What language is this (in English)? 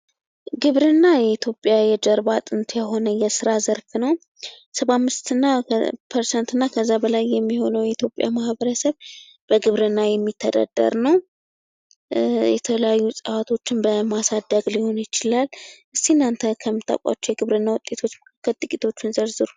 Amharic